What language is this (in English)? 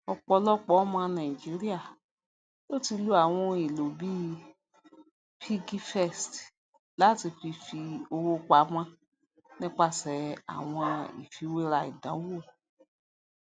Yoruba